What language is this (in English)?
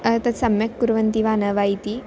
Sanskrit